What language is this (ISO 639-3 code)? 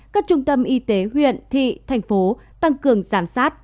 vie